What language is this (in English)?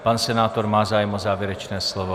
Czech